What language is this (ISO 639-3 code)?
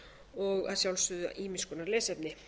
isl